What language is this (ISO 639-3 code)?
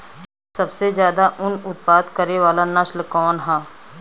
bho